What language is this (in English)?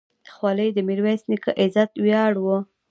Pashto